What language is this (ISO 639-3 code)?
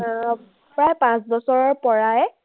asm